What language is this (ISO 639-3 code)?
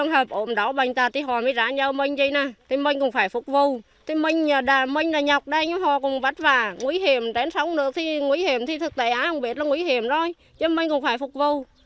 vie